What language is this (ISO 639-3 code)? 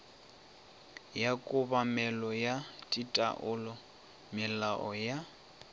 nso